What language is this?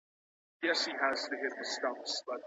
Pashto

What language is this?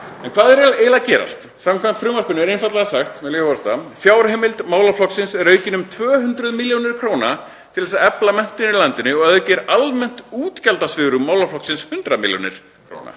Icelandic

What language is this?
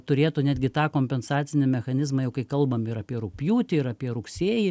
Lithuanian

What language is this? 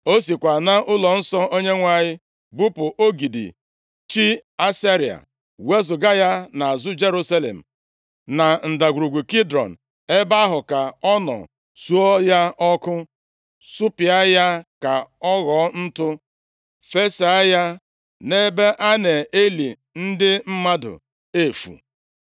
Igbo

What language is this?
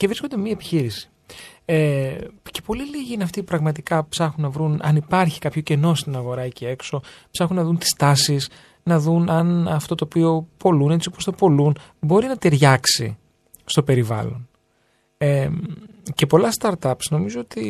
Greek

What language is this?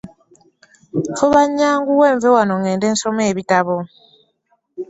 Ganda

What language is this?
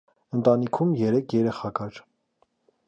Armenian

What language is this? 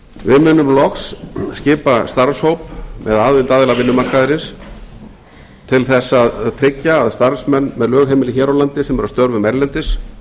Icelandic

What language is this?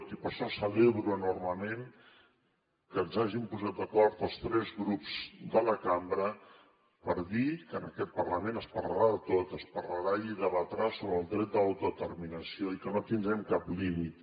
Catalan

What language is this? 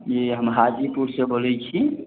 Maithili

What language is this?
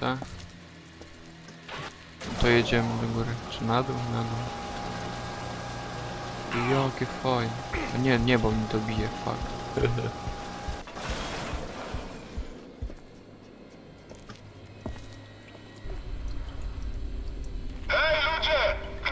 Polish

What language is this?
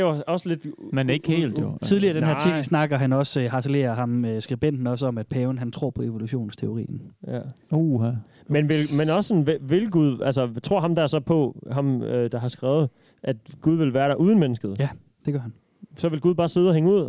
Danish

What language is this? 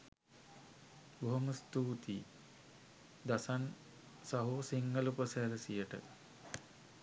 Sinhala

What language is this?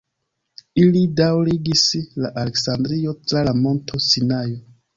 Esperanto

